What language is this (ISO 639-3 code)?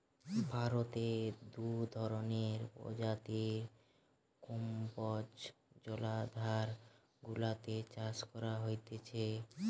ben